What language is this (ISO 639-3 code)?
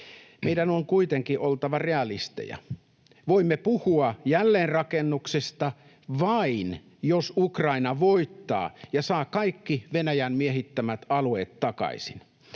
fin